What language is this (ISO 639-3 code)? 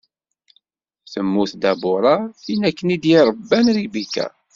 kab